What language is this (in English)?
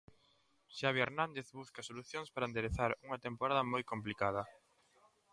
Galician